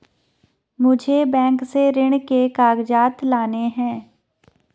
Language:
Hindi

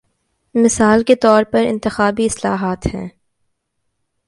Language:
Urdu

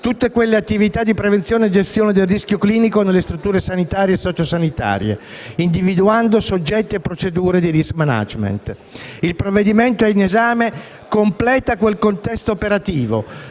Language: Italian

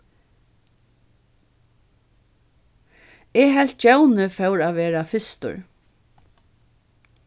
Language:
Faroese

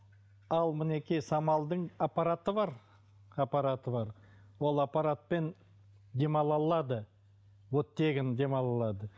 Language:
Kazakh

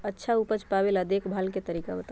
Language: Magahi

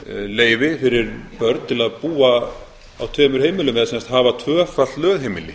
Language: Icelandic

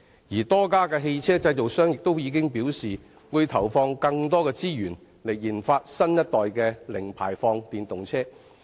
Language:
Cantonese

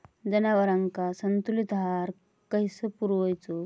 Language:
Marathi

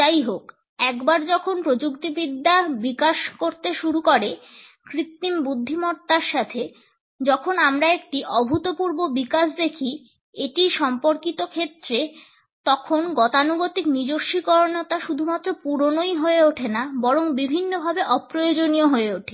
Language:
Bangla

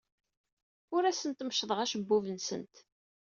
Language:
Kabyle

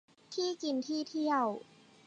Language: Thai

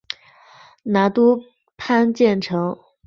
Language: Chinese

